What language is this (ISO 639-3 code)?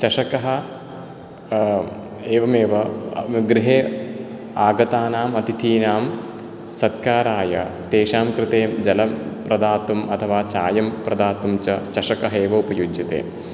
san